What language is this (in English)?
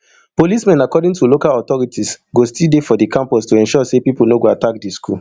Nigerian Pidgin